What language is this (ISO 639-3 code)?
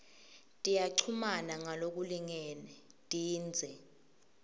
ssw